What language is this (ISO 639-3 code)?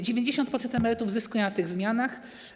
pol